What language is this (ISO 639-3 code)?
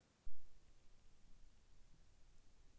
rus